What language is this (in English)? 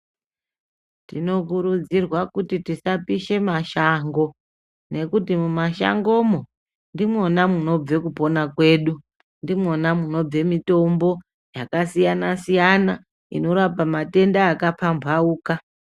Ndau